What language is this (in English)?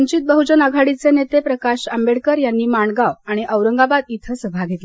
Marathi